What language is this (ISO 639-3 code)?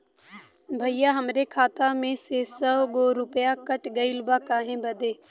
bho